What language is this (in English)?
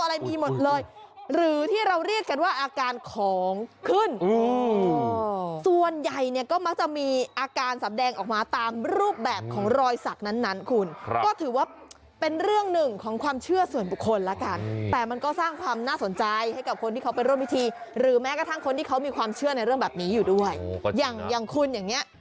Thai